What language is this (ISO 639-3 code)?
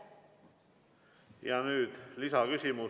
est